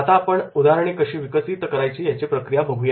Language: Marathi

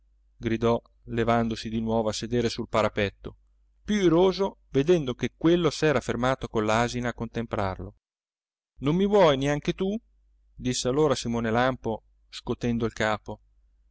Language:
Italian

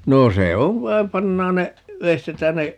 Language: Finnish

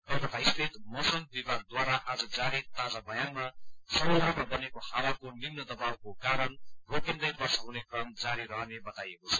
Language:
Nepali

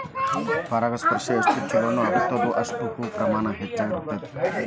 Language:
Kannada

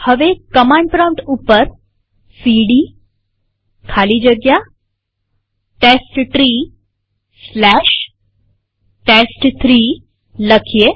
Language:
Gujarati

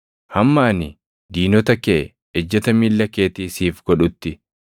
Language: Oromo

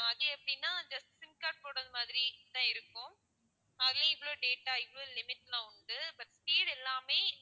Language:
Tamil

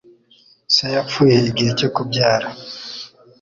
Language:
Kinyarwanda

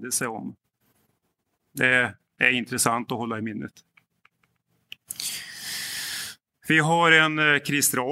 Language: Danish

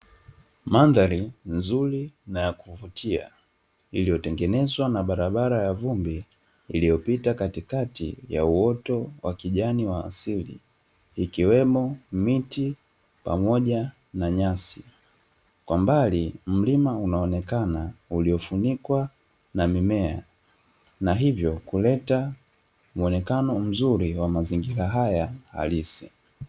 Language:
Swahili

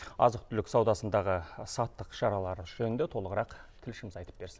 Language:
Kazakh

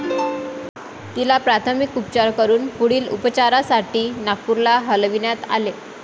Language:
Marathi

